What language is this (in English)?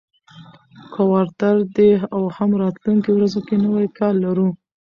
Pashto